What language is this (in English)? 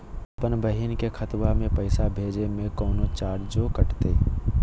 Magahi